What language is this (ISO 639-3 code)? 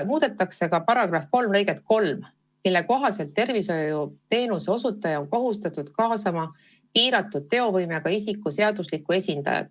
est